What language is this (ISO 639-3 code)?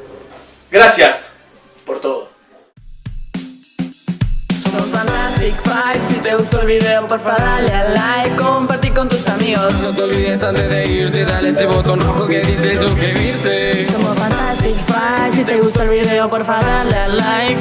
spa